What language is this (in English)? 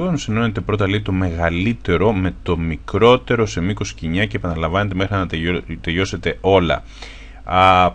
Greek